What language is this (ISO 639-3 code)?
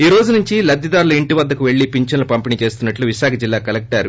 tel